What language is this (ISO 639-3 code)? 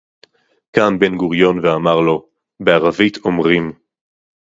heb